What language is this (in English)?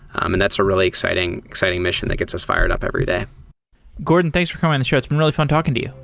English